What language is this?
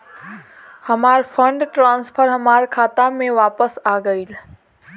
Bhojpuri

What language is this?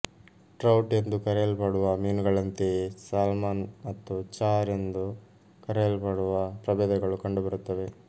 Kannada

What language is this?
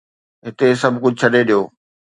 Sindhi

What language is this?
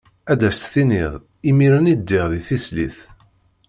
Kabyle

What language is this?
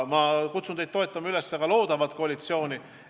Estonian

